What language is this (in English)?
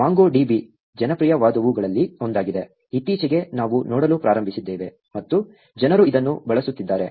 Kannada